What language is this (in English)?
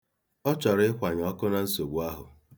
Igbo